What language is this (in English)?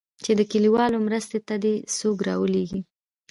Pashto